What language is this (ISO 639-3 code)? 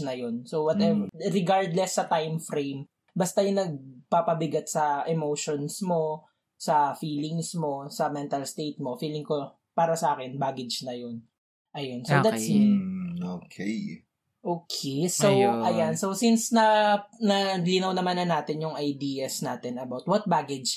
fil